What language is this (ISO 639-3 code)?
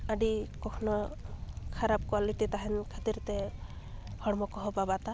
sat